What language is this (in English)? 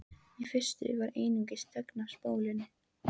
Icelandic